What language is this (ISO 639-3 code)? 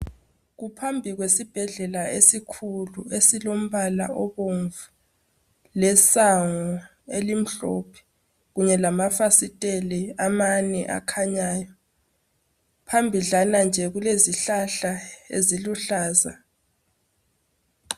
nde